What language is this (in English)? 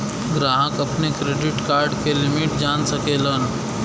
Bhojpuri